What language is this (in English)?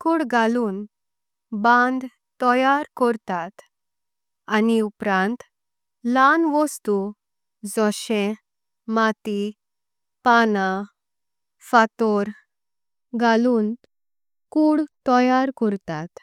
Konkani